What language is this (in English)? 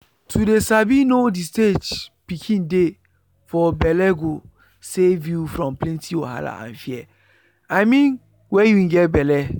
Nigerian Pidgin